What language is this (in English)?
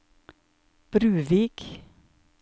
Norwegian